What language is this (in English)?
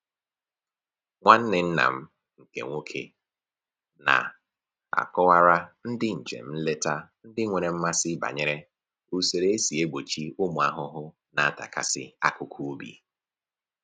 Igbo